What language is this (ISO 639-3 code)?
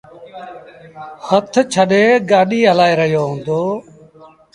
sbn